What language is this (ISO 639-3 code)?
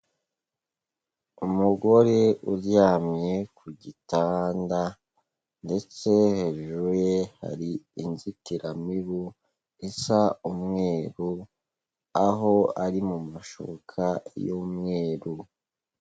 kin